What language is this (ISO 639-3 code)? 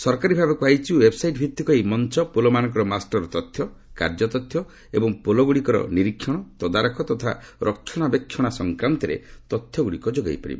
ori